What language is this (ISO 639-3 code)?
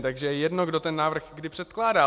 ces